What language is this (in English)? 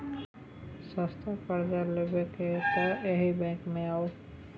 Maithili